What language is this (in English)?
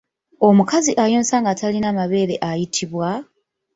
Ganda